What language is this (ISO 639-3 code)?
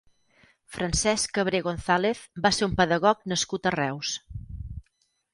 cat